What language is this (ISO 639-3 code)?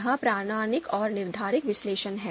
hin